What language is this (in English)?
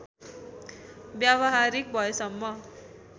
Nepali